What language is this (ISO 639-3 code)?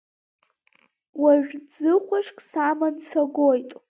abk